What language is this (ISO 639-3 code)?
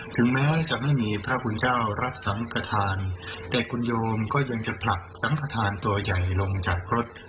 tha